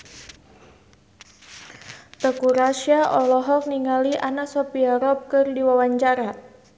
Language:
Sundanese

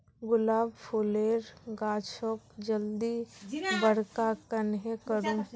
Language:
Magahi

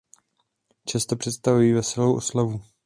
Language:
Czech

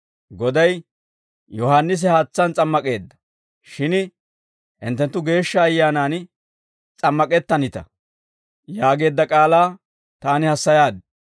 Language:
Dawro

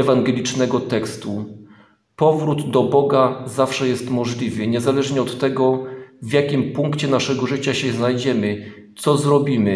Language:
Polish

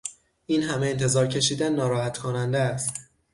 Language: Persian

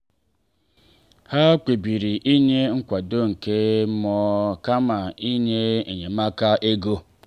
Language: Igbo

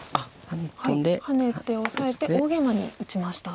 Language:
Japanese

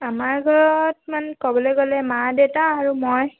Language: Assamese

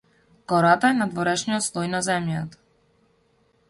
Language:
Macedonian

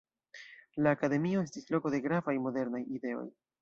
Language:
Esperanto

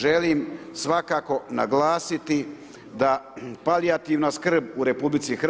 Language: Croatian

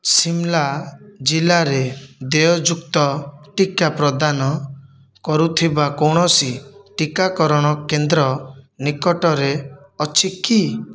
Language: Odia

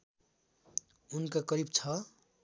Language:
Nepali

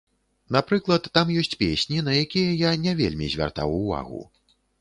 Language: Belarusian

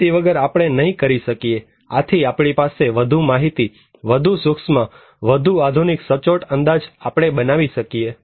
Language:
Gujarati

